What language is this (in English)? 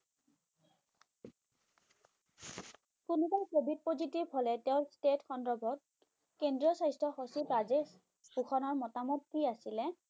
Bangla